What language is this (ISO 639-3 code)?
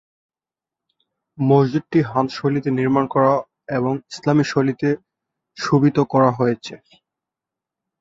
ben